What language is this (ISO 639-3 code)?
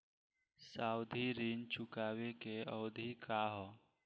bho